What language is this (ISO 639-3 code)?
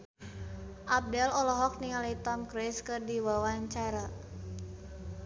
sun